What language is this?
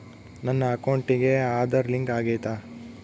Kannada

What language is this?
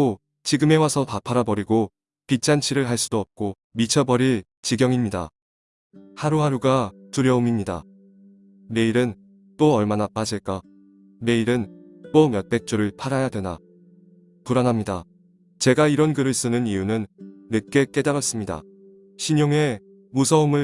Korean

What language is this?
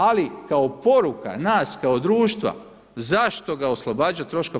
Croatian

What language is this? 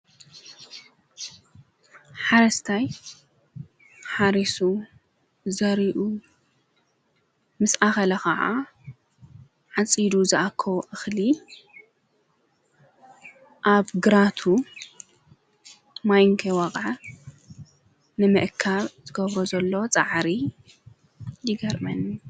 Tigrinya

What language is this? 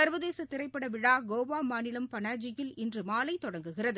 Tamil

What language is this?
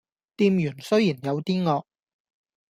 Cantonese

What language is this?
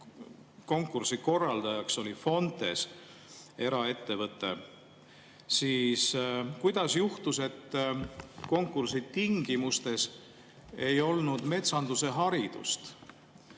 Estonian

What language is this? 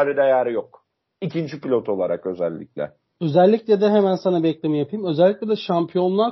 Turkish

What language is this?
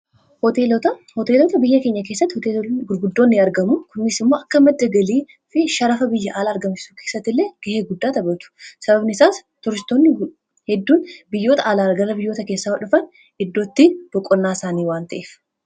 Oromo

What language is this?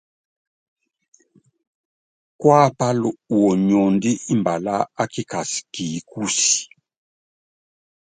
Yangben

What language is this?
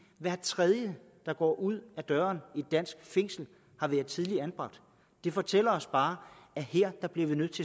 Danish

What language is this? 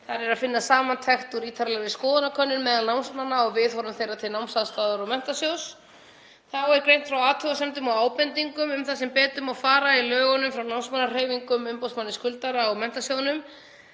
Icelandic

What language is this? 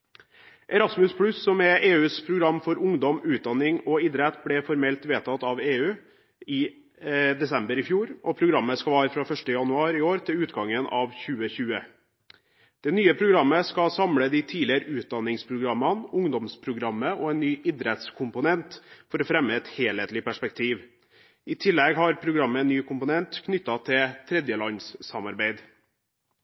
Norwegian Bokmål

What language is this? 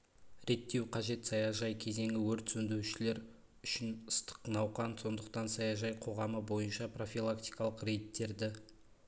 Kazakh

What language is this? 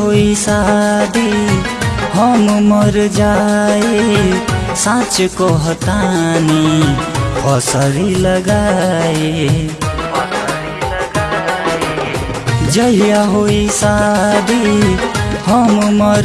Hindi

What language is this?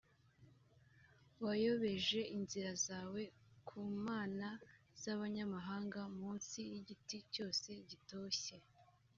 Kinyarwanda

